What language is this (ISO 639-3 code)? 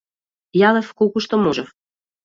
mkd